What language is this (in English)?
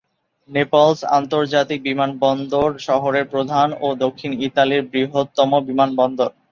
Bangla